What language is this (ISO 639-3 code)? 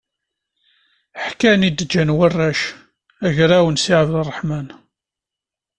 kab